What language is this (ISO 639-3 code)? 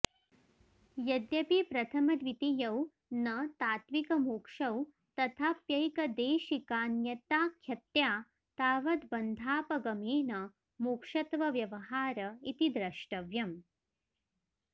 san